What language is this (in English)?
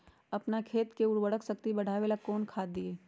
Magahi